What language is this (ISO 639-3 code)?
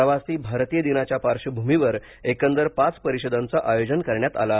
mar